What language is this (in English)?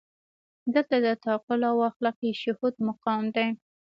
Pashto